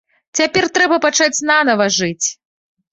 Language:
Belarusian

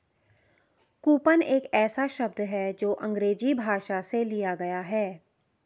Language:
Hindi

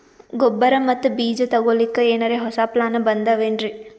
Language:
Kannada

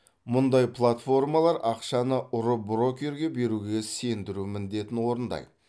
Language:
Kazakh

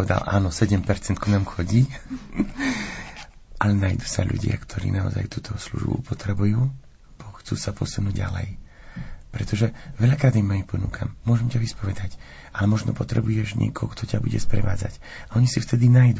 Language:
Slovak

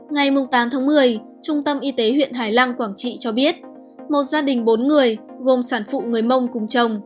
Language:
Vietnamese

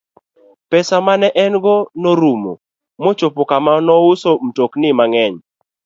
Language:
Luo (Kenya and Tanzania)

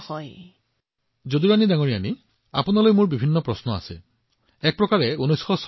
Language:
Assamese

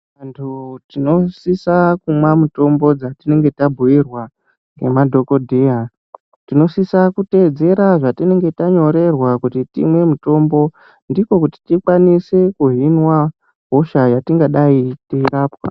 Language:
Ndau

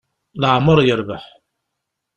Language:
Kabyle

